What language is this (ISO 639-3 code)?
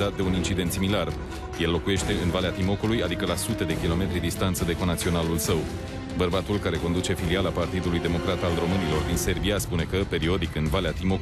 ron